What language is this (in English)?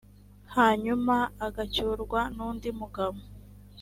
Kinyarwanda